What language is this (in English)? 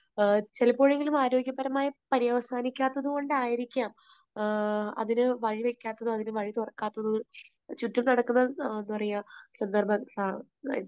Malayalam